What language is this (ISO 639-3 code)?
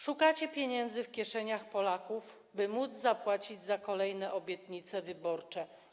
pol